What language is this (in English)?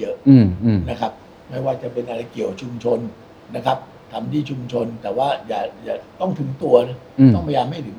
Thai